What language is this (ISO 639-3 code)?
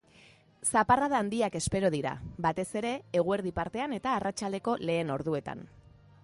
eus